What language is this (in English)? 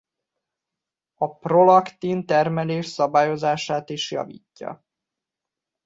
Hungarian